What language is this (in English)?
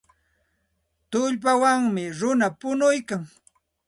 Santa Ana de Tusi Pasco Quechua